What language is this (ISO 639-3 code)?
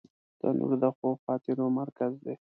pus